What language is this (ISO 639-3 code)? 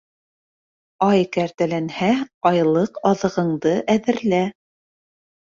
bak